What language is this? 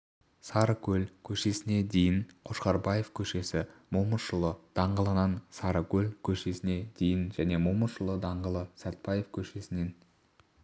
Kazakh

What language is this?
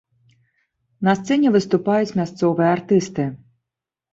Belarusian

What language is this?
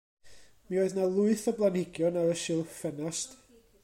Welsh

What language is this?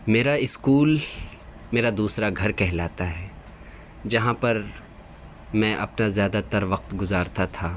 Urdu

